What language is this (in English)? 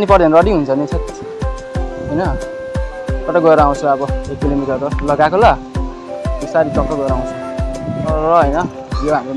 Indonesian